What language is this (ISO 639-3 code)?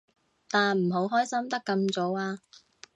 yue